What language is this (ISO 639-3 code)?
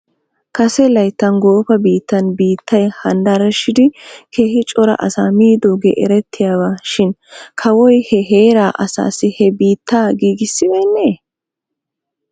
wal